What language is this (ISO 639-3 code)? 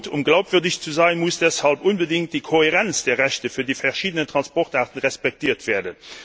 deu